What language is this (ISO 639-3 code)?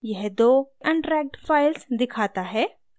hin